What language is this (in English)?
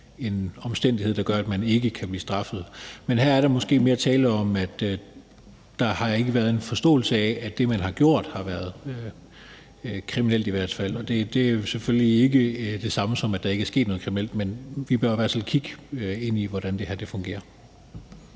Danish